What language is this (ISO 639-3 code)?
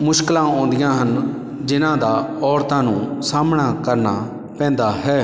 pan